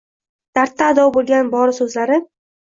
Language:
Uzbek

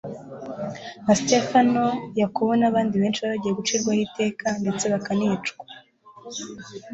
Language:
Kinyarwanda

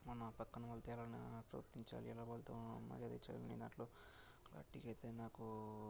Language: Telugu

